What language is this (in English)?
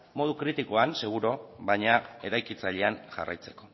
Basque